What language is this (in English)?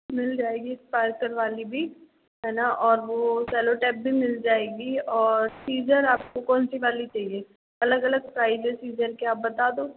Hindi